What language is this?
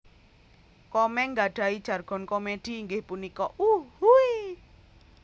Javanese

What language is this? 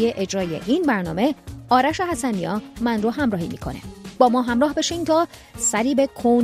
Persian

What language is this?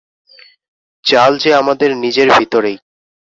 Bangla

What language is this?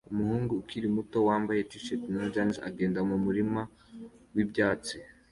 Kinyarwanda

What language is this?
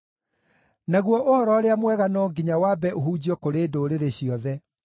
Kikuyu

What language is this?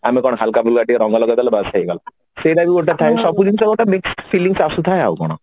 Odia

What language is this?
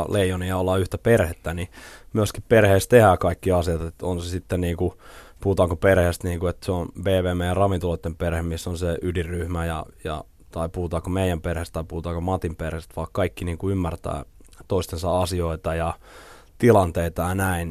Finnish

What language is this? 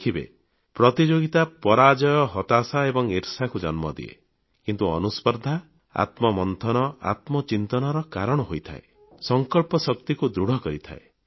Odia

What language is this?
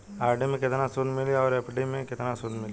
Bhojpuri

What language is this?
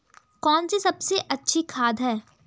Hindi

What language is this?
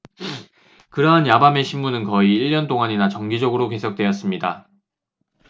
Korean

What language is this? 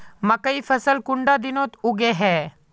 Magahi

